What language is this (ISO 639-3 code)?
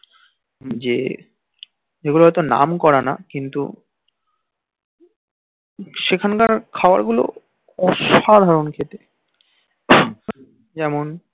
ben